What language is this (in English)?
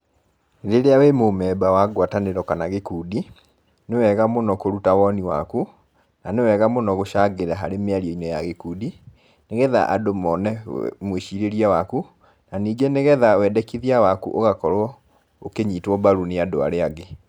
Kikuyu